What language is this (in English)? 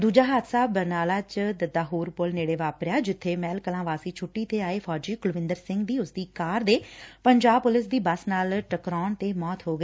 Punjabi